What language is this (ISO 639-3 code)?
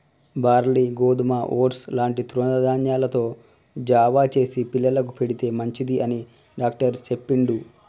tel